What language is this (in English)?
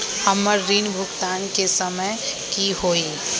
Magahi